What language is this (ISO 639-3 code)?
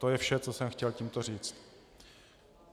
ces